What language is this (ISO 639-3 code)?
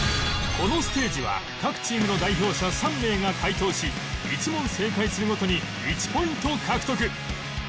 jpn